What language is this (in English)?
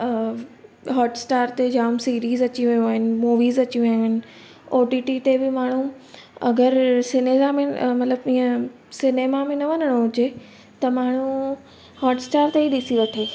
Sindhi